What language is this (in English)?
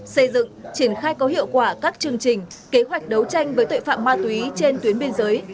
Vietnamese